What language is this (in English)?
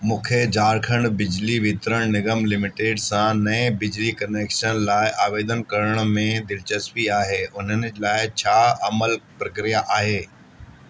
Sindhi